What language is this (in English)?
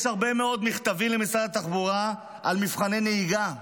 Hebrew